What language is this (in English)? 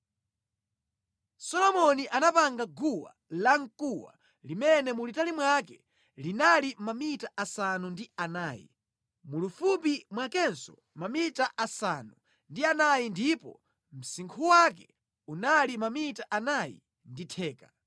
Nyanja